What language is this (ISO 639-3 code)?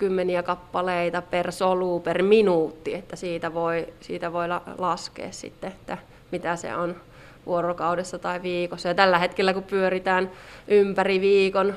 fin